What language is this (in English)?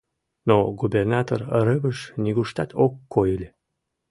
Mari